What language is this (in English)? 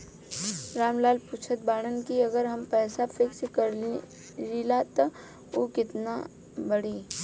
Bhojpuri